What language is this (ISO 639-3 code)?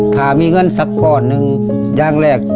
tha